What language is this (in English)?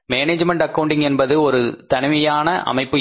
Tamil